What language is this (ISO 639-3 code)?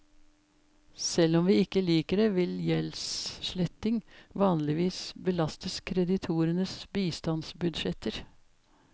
nor